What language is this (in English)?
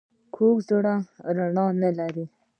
Pashto